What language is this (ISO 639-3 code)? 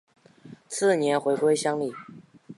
zho